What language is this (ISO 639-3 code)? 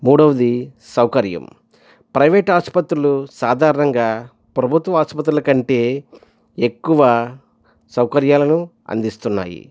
tel